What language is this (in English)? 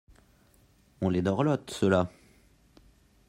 French